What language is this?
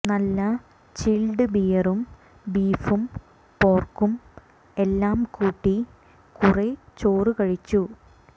Malayalam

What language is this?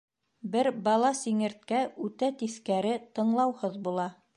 Bashkir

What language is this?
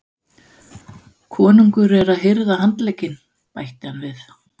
Icelandic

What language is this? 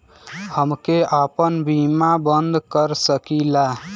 Bhojpuri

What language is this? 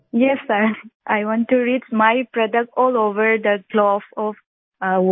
Hindi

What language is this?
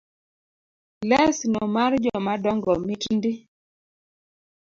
Luo (Kenya and Tanzania)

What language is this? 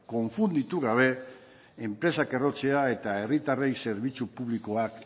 Basque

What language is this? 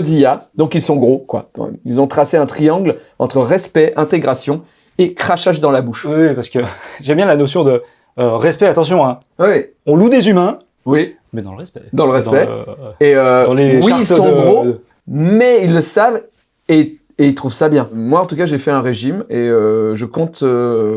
French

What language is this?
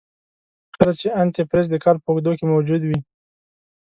Pashto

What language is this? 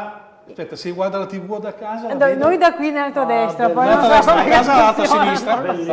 Italian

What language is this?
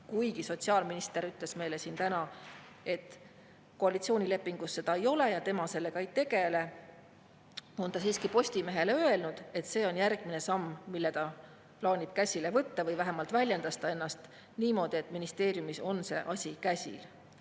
Estonian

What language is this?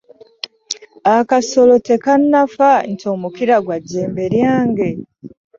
Ganda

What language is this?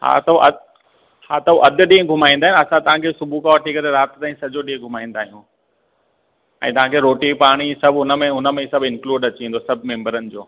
Sindhi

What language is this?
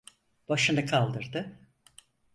Turkish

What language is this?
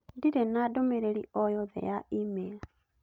Kikuyu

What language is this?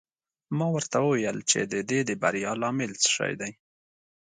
Pashto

